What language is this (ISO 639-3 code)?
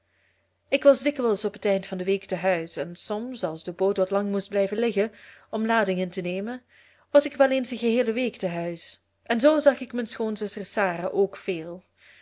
nld